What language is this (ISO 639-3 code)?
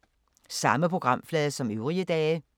dan